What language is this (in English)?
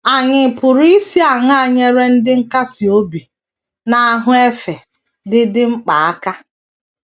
Igbo